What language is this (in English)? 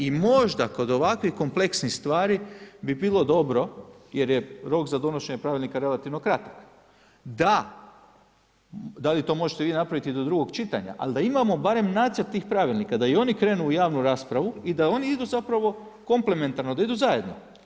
Croatian